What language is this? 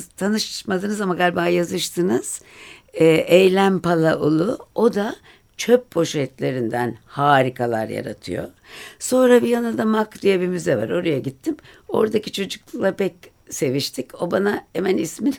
Turkish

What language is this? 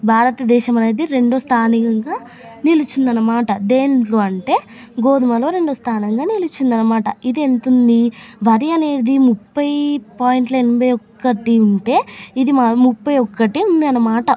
Telugu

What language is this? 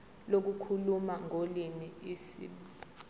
Zulu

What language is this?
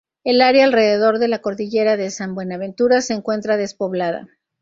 Spanish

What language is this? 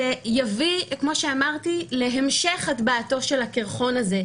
Hebrew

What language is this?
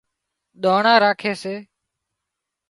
Wadiyara Koli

